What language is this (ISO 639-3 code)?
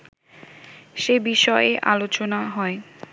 ben